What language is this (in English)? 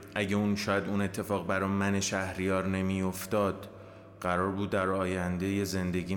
Persian